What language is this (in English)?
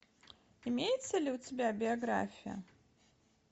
Russian